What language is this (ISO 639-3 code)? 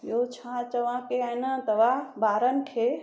snd